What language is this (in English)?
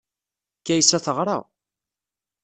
Kabyle